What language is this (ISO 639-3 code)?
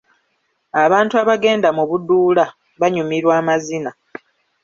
lug